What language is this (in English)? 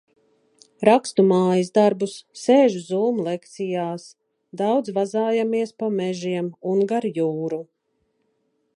Latvian